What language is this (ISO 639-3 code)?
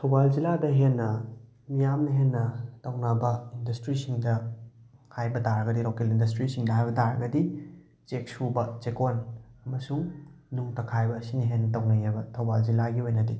mni